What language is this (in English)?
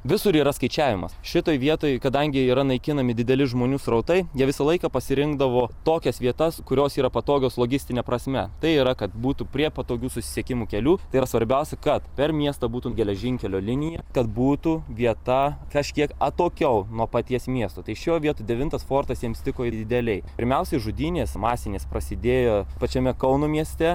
Lithuanian